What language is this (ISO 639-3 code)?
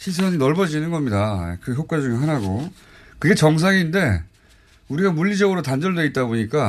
kor